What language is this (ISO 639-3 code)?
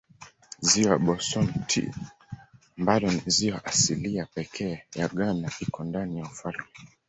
swa